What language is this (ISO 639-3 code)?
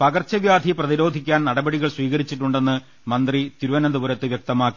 mal